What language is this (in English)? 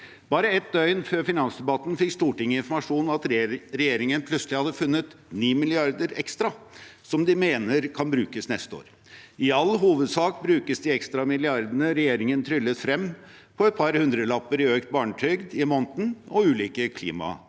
Norwegian